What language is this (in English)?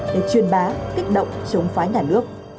Vietnamese